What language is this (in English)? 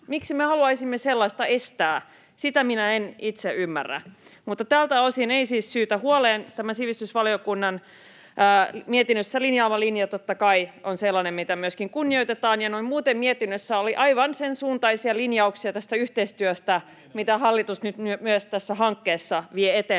Finnish